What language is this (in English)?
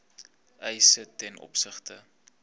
Afrikaans